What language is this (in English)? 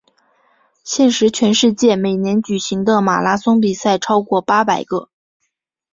Chinese